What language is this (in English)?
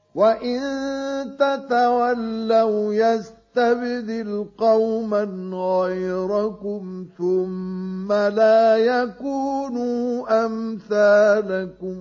Arabic